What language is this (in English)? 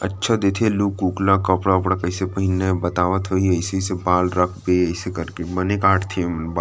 Chhattisgarhi